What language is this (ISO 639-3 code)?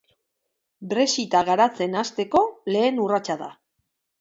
eus